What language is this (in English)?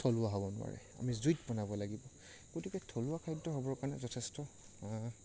Assamese